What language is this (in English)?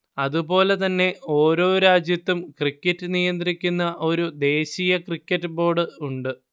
Malayalam